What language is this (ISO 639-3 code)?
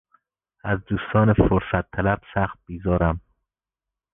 fas